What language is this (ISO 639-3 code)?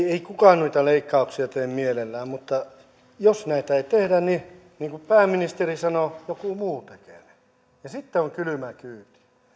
fin